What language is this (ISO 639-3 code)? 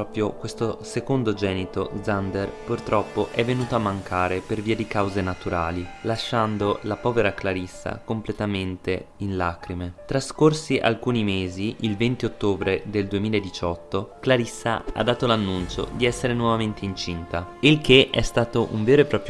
ita